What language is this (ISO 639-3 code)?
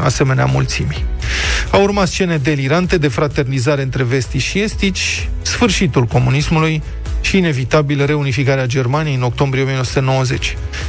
ron